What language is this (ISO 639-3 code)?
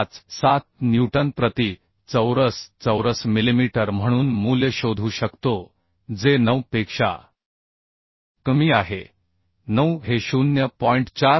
mar